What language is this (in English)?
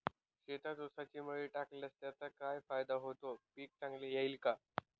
Marathi